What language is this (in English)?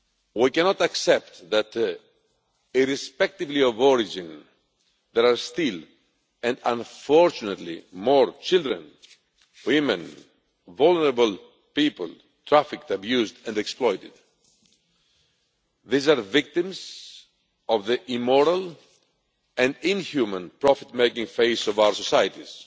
English